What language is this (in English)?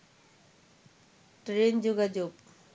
Bangla